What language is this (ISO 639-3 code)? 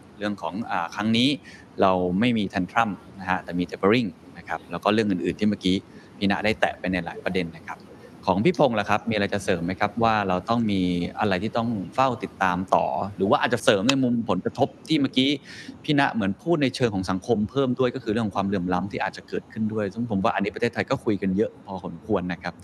tha